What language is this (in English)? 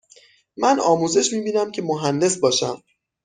Persian